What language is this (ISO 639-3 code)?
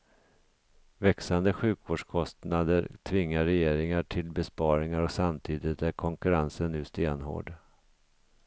swe